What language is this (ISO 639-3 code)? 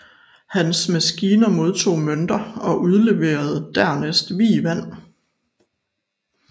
dan